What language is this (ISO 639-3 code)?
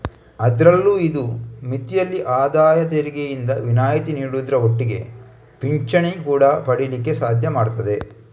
kan